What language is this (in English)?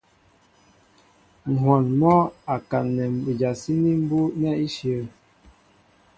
Mbo (Cameroon)